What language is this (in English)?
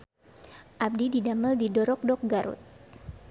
Sundanese